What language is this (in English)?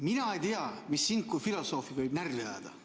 Estonian